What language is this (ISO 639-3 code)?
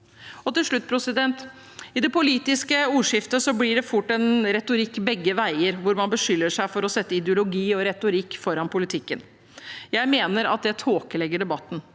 nor